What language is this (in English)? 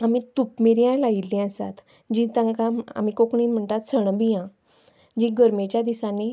Konkani